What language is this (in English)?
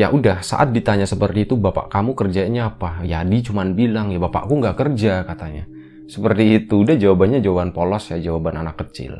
Indonesian